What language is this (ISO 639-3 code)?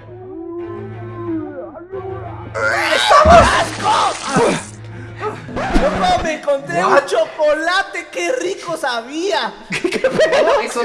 spa